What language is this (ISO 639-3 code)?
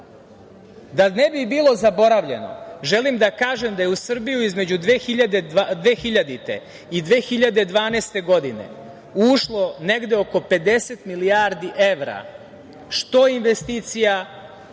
srp